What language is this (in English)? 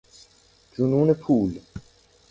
Persian